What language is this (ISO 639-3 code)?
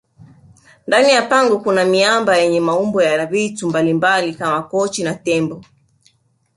swa